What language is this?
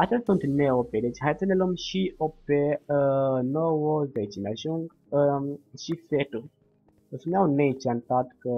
Romanian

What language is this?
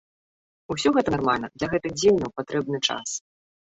Belarusian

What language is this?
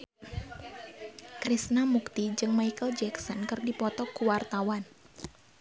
Sundanese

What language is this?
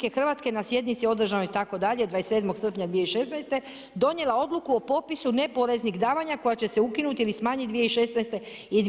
Croatian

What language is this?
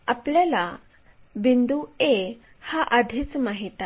Marathi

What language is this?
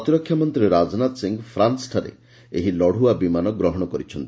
Odia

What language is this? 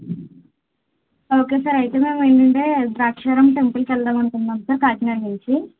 Telugu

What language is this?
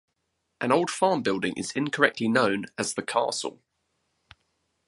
English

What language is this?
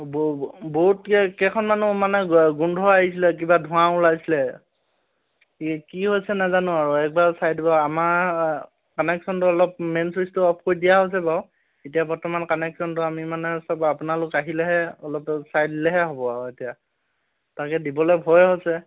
Assamese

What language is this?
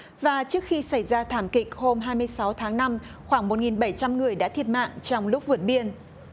Vietnamese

